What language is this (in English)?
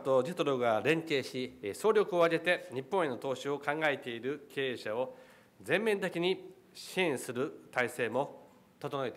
Japanese